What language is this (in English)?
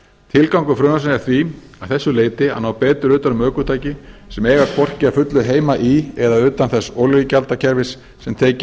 Icelandic